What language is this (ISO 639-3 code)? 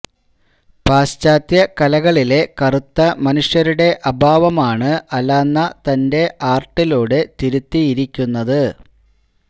mal